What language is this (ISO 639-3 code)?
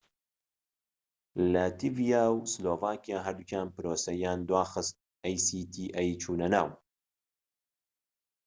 ckb